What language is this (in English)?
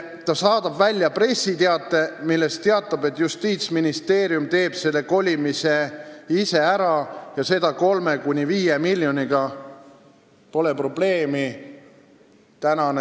Estonian